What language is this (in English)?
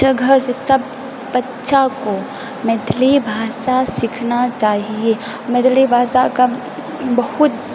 Maithili